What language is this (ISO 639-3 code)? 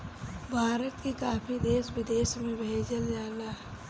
bho